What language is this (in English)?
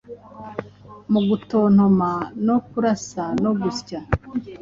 Kinyarwanda